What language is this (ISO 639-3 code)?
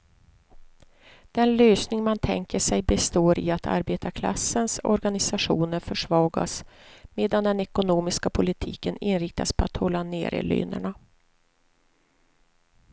swe